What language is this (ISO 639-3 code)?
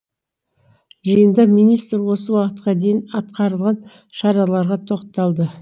kaz